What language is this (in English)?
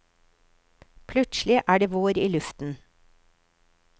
Norwegian